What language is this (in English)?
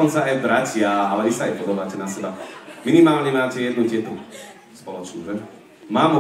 Slovak